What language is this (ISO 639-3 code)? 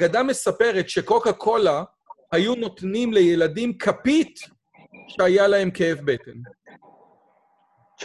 heb